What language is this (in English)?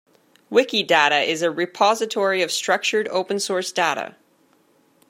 English